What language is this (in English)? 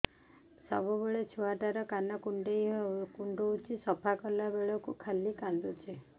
Odia